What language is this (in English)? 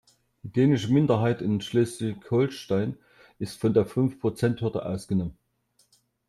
German